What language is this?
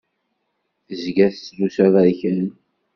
Kabyle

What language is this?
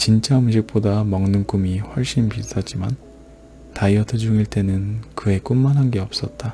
Korean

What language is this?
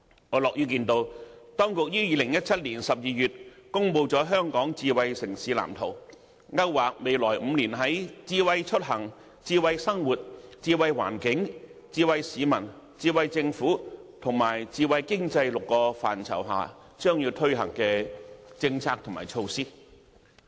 Cantonese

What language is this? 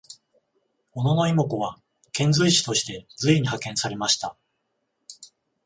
Japanese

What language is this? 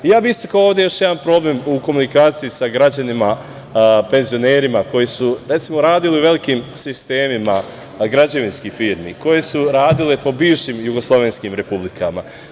Serbian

